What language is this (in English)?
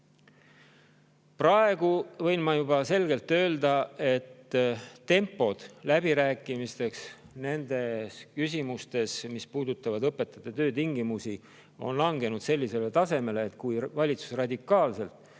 Estonian